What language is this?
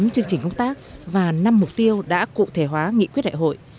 Vietnamese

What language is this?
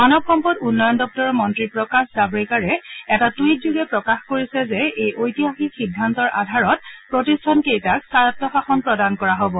Assamese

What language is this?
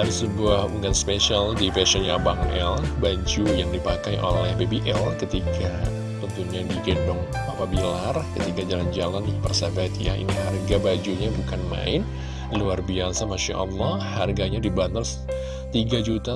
Indonesian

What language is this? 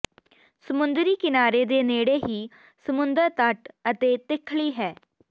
Punjabi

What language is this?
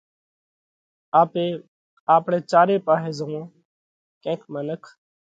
Parkari Koli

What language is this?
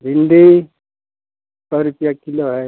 Hindi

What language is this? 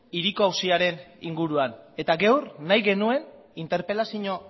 Basque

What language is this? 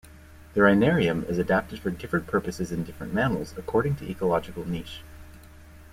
English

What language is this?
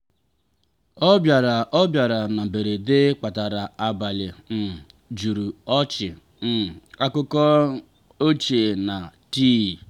Igbo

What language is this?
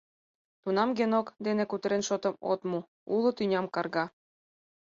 Mari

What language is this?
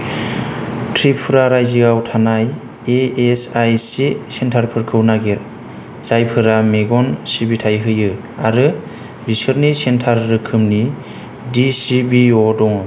Bodo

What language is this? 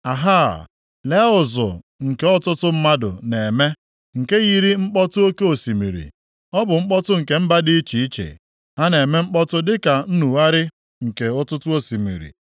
Igbo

